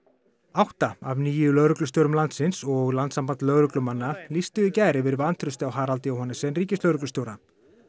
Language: Icelandic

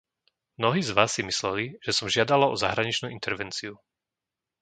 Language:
Slovak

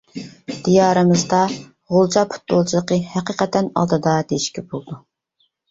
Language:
Uyghur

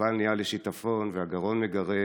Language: Hebrew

